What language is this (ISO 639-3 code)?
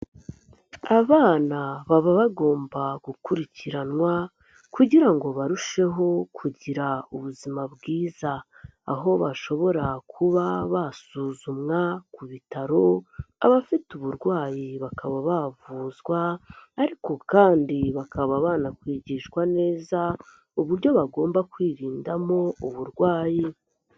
kin